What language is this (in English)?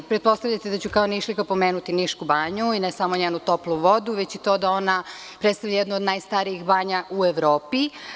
Serbian